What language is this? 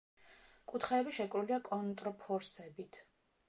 Georgian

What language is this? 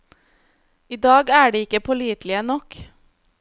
Norwegian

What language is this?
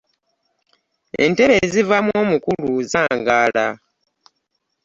Ganda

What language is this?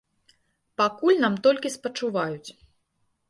Belarusian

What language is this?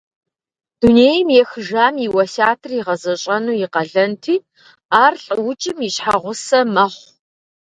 Kabardian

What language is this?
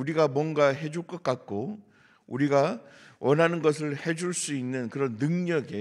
Korean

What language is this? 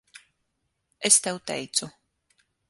Latvian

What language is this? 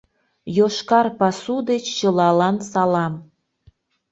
Mari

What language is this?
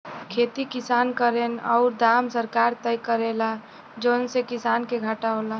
Bhojpuri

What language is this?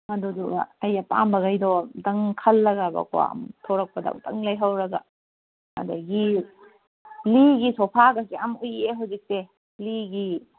Manipuri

